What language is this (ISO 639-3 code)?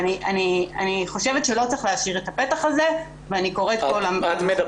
heb